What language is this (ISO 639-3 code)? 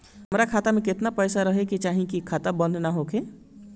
bho